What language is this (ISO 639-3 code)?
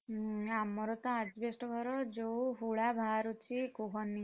ori